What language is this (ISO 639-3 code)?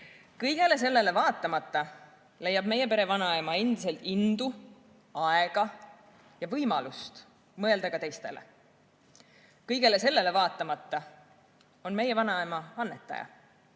est